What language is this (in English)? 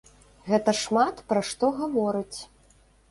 Belarusian